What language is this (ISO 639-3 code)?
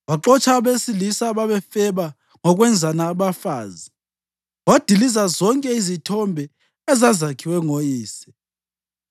nde